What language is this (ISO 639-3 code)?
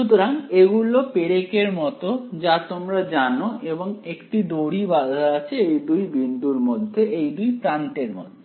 ben